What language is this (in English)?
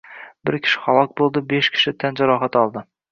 Uzbek